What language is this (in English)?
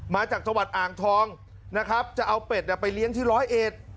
Thai